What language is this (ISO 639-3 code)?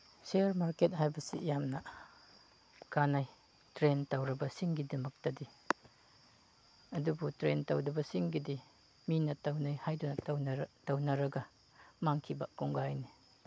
mni